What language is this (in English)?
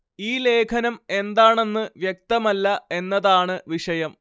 Malayalam